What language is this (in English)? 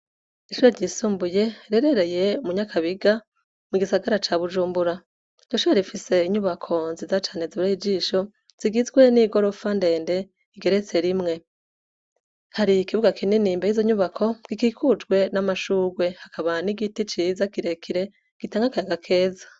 Rundi